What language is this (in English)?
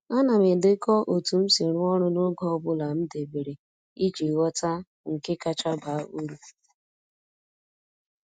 Igbo